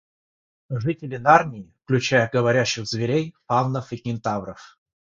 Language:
Russian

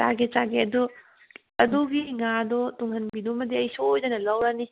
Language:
Manipuri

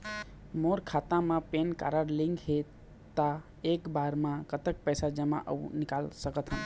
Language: Chhattisgarhi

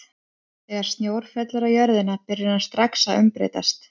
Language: Icelandic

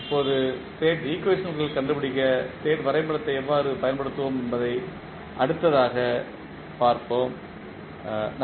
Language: Tamil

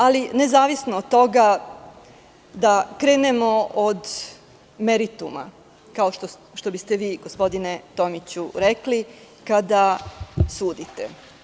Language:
Serbian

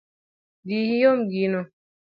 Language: Luo (Kenya and Tanzania)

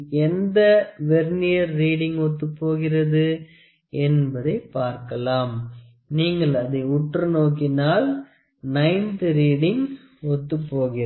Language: Tamil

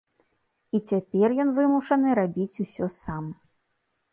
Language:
Belarusian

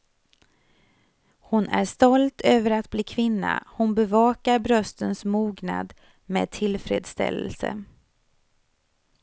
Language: Swedish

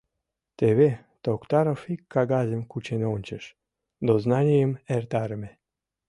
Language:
Mari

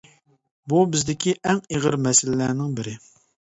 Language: Uyghur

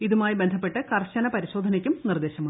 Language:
Malayalam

